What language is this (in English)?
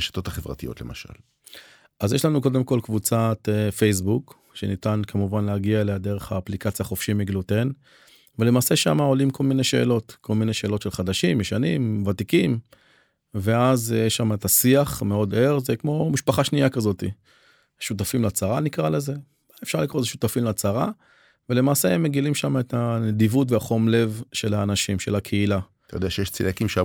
Hebrew